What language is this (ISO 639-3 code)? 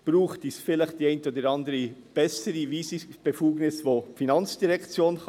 gsw